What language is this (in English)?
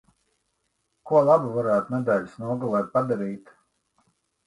Latvian